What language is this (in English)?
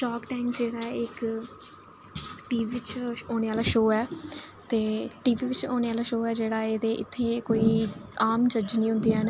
Dogri